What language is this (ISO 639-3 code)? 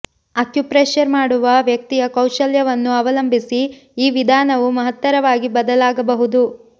kan